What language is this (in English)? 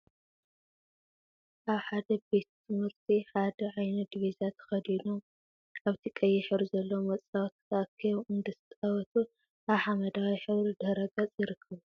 Tigrinya